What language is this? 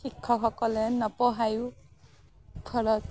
Assamese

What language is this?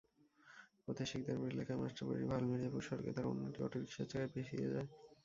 Bangla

